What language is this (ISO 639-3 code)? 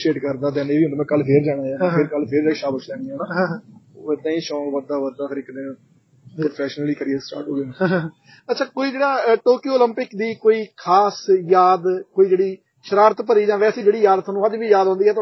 pan